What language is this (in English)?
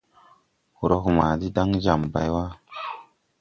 Tupuri